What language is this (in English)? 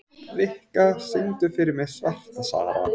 Icelandic